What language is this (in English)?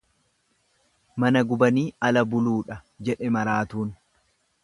Oromo